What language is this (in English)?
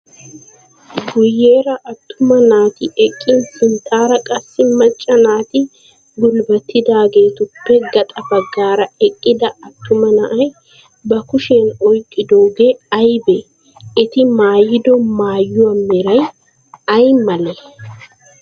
Wolaytta